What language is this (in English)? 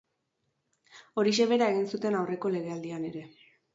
Basque